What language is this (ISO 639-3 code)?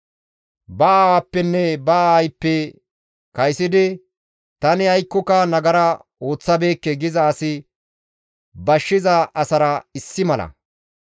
gmv